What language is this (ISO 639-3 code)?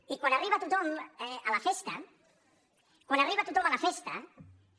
cat